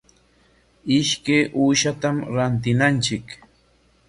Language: Corongo Ancash Quechua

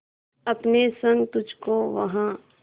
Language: Hindi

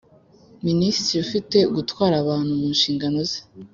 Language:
Kinyarwanda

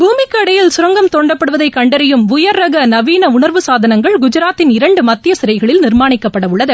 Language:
Tamil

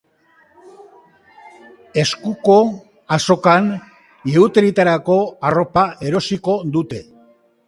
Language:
Basque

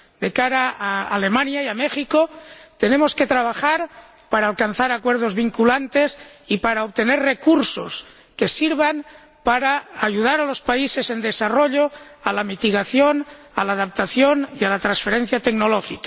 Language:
Spanish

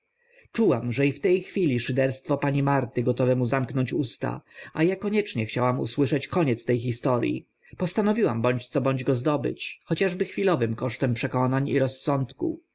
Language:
Polish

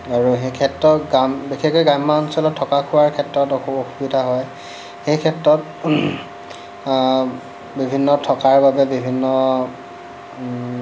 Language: Assamese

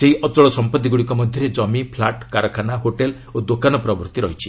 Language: Odia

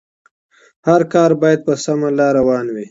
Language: Pashto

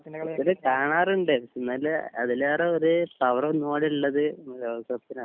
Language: Malayalam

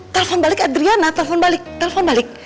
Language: Indonesian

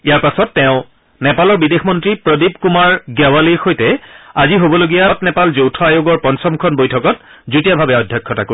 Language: Assamese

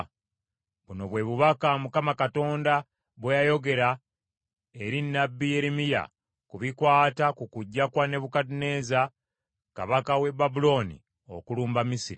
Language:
Ganda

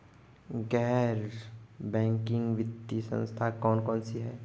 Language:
Hindi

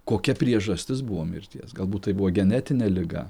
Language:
Lithuanian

